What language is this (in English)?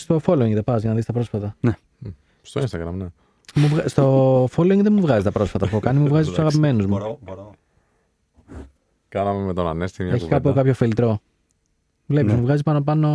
Greek